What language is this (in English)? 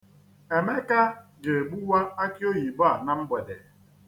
Igbo